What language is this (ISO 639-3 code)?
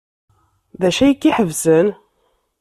kab